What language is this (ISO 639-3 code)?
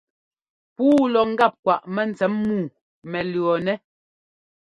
jgo